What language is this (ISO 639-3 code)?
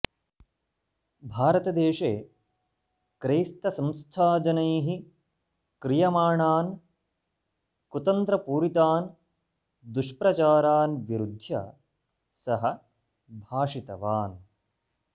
san